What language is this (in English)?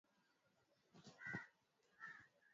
Swahili